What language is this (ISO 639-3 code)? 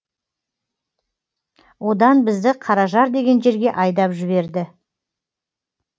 kaz